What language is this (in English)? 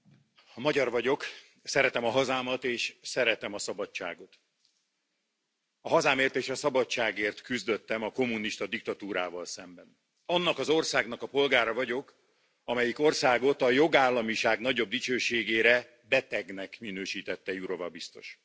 Hungarian